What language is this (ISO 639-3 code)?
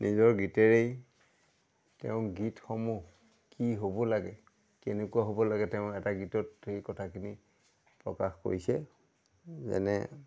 asm